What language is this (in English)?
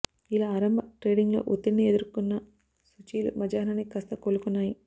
Telugu